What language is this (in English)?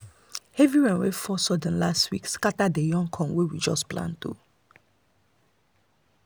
Nigerian Pidgin